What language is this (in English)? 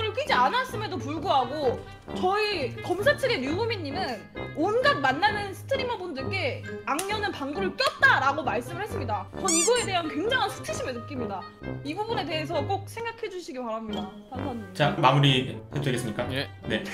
Korean